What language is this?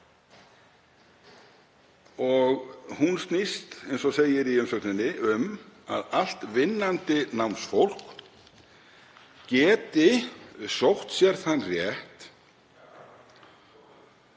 Icelandic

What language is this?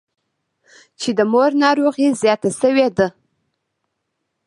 Pashto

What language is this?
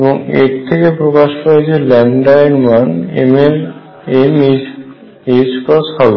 Bangla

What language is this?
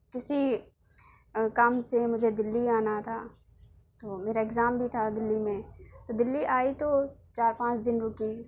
Urdu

